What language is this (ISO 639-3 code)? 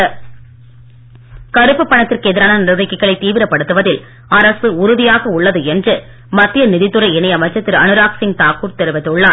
tam